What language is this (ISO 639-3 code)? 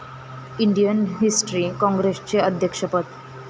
mar